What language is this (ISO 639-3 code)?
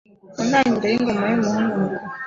kin